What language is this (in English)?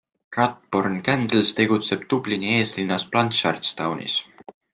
Estonian